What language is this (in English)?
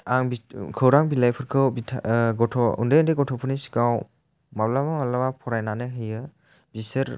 Bodo